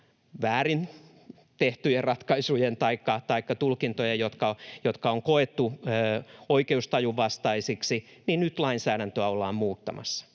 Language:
Finnish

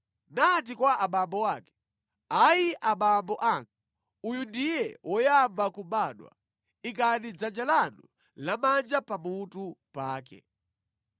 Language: Nyanja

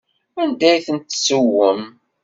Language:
Kabyle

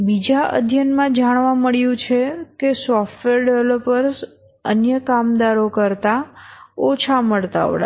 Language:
Gujarati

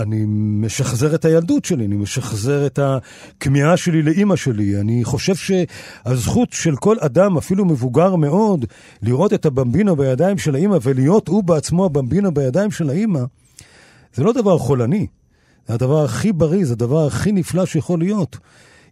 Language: Hebrew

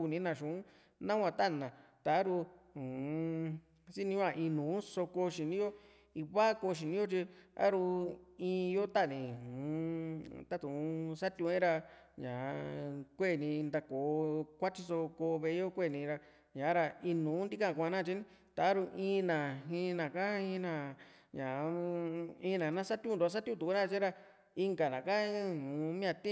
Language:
Juxtlahuaca Mixtec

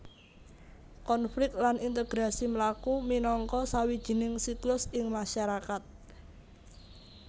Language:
Javanese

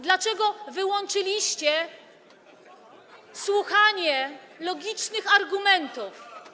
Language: Polish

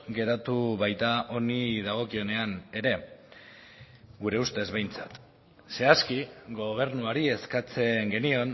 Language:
Basque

